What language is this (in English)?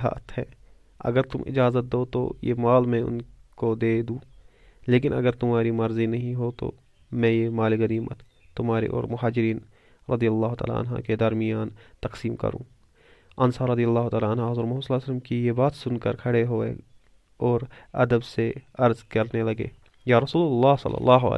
Urdu